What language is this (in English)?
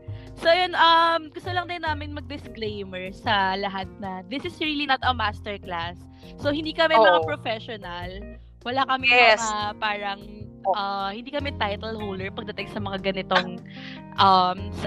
Filipino